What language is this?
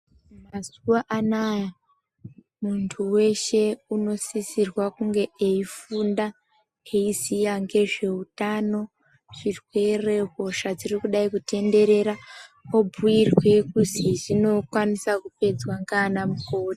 Ndau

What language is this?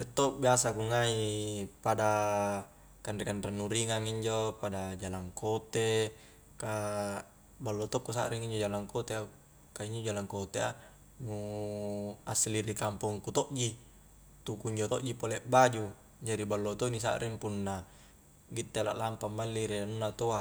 Highland Konjo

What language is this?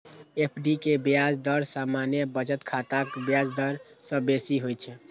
Maithili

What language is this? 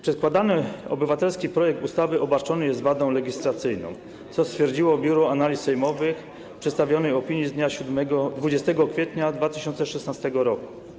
Polish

